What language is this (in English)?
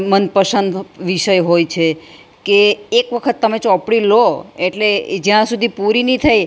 Gujarati